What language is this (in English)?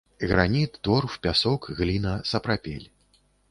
Belarusian